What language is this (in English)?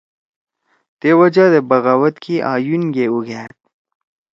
Torwali